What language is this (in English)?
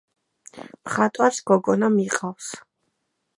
Georgian